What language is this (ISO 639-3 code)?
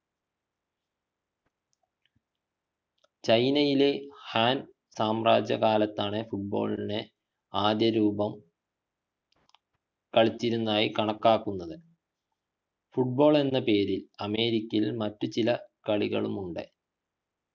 mal